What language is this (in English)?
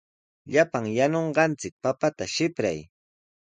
Sihuas Ancash Quechua